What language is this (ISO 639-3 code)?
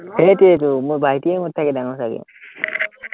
asm